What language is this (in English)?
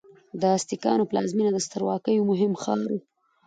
Pashto